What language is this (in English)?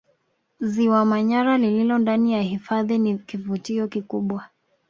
Swahili